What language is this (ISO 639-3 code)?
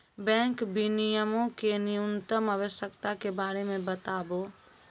mai